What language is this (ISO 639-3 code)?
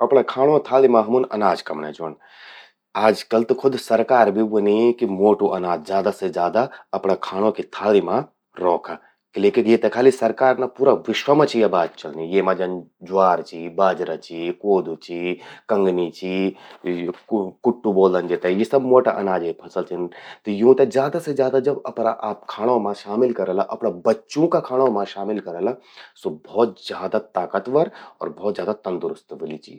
gbm